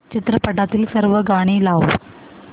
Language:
Marathi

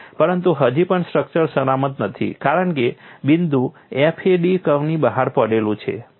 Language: Gujarati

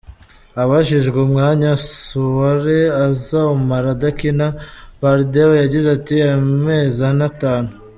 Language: Kinyarwanda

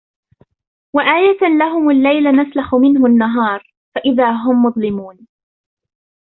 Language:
Arabic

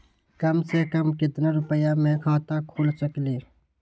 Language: Magahi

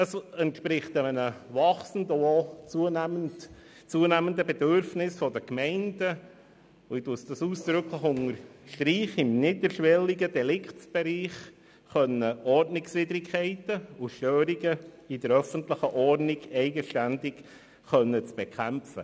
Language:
Swiss German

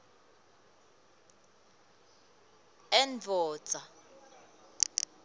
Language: Swati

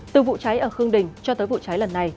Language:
Vietnamese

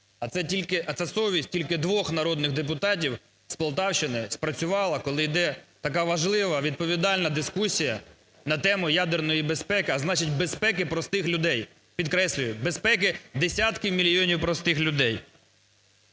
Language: Ukrainian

